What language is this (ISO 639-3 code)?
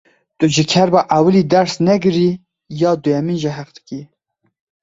kur